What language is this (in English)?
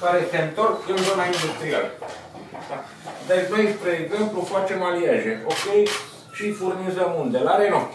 Romanian